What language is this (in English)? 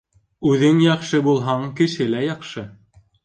Bashkir